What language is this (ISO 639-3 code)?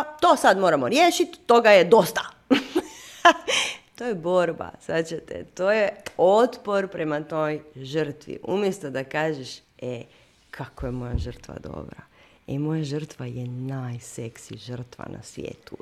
hrv